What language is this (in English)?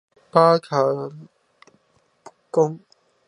Chinese